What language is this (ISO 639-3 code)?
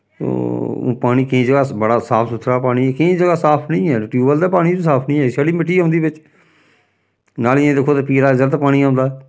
doi